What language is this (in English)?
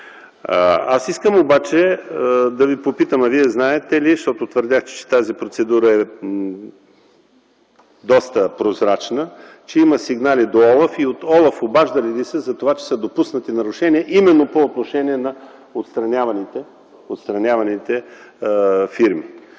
Bulgarian